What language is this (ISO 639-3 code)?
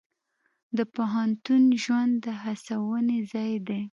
pus